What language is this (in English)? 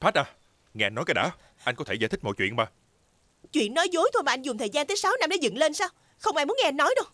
Vietnamese